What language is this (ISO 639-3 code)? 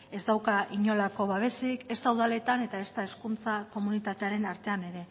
eus